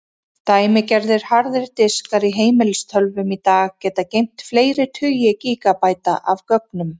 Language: Icelandic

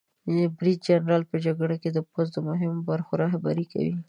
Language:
Pashto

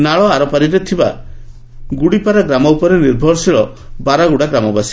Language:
Odia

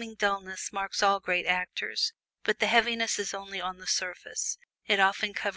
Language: English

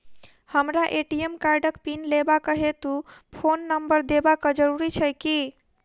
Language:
Maithili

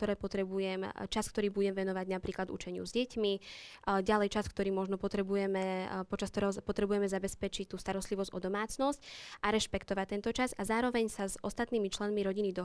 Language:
Slovak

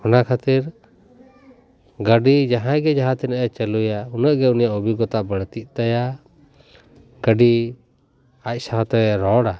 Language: Santali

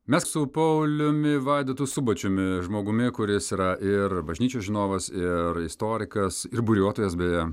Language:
Lithuanian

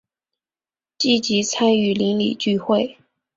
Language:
Chinese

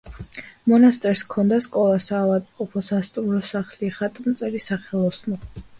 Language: Georgian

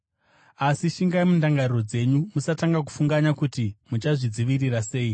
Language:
Shona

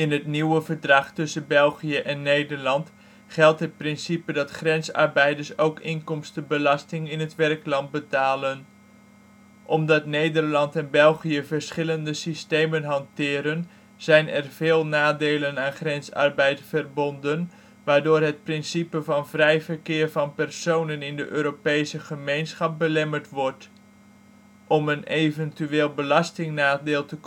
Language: Dutch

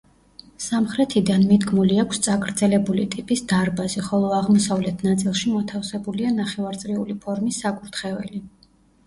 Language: Georgian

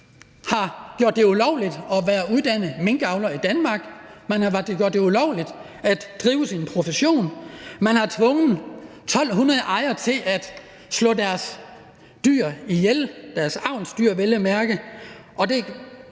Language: Danish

